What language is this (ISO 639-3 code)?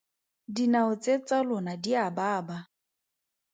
tsn